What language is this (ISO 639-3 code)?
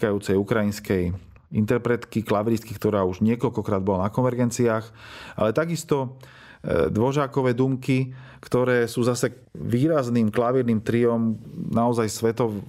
slk